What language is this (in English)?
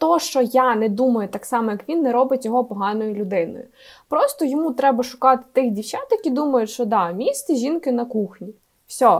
Ukrainian